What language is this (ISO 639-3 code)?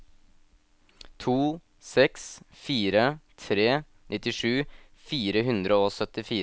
nor